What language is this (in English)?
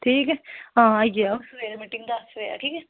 Dogri